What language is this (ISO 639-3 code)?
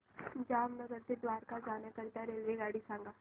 mar